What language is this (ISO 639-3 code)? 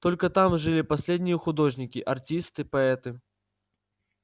rus